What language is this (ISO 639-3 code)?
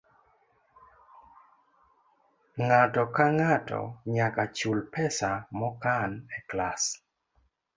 luo